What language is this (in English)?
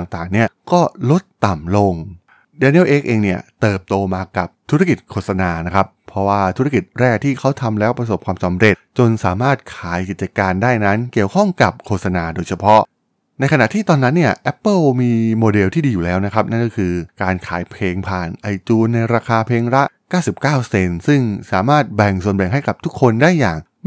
Thai